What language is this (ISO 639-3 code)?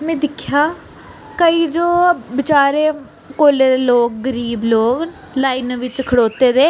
doi